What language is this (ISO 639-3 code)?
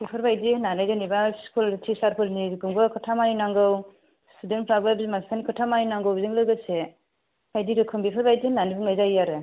brx